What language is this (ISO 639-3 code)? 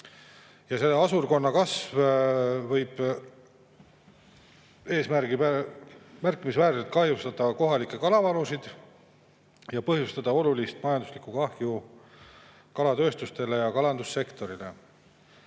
est